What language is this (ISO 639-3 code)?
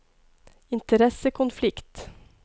nor